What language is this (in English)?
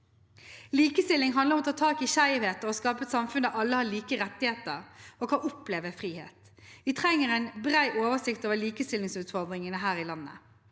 Norwegian